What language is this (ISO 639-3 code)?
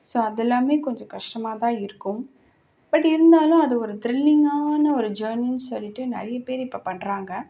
tam